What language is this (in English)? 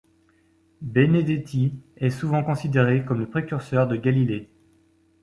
French